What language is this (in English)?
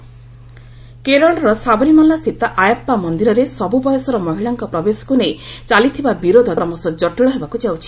Odia